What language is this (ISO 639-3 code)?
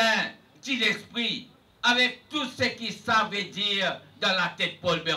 fra